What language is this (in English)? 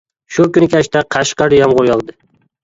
Uyghur